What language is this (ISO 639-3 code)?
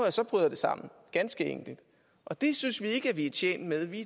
dan